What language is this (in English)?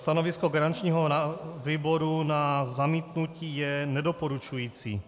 Czech